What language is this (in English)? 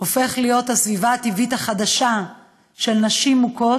Hebrew